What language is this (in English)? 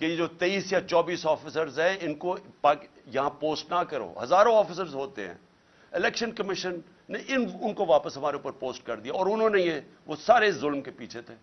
Urdu